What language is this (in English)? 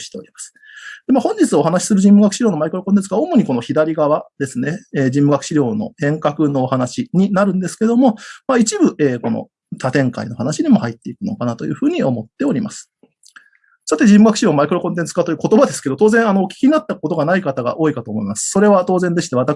Japanese